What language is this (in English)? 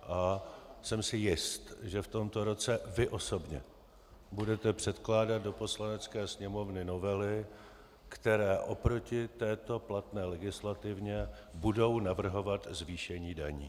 Czech